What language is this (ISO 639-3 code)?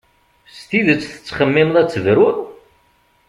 kab